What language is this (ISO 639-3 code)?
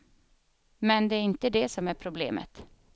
swe